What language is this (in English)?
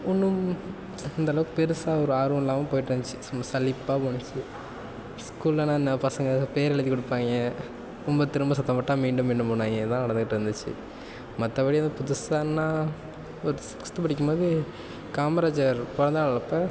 Tamil